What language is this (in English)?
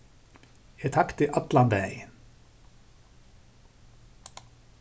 Faroese